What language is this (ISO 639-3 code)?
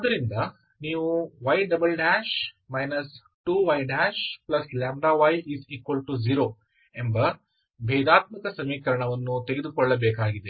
kan